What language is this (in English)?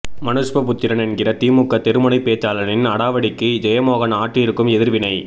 Tamil